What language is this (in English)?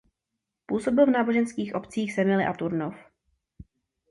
Czech